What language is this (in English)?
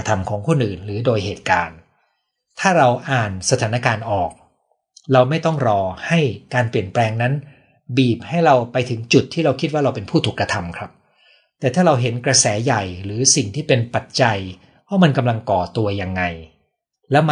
Thai